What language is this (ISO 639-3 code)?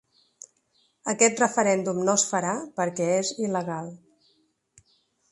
cat